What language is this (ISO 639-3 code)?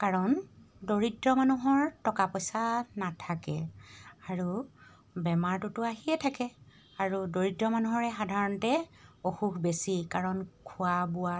asm